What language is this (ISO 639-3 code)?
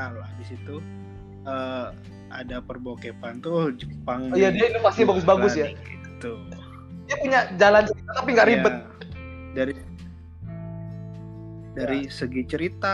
ind